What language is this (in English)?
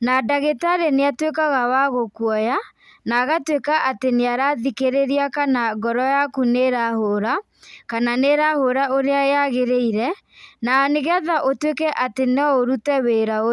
Kikuyu